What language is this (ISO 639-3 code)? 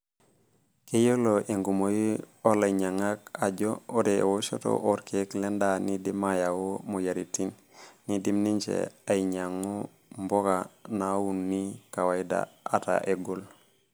mas